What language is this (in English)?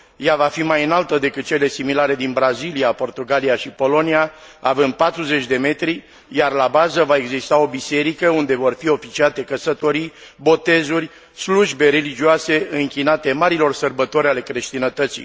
Romanian